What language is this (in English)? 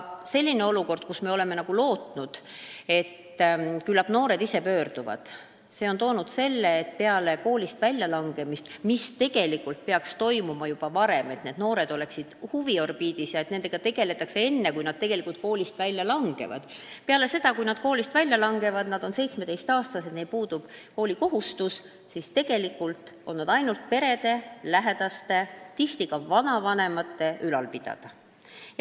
Estonian